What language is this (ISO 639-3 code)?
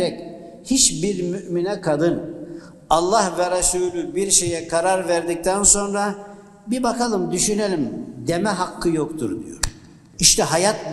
tur